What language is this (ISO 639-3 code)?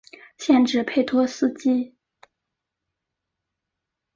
zho